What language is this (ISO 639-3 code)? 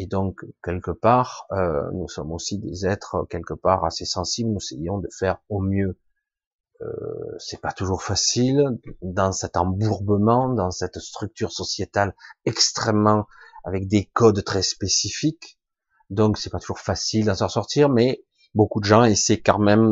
fra